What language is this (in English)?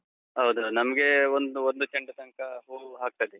Kannada